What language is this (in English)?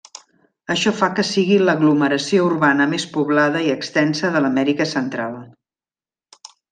Catalan